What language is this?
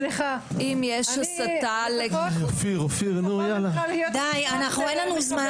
Hebrew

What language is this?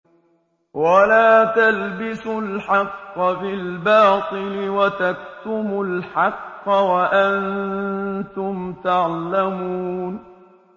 Arabic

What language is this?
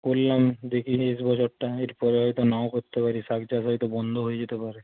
Bangla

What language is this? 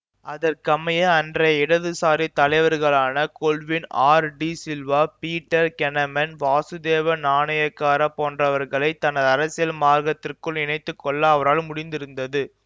Tamil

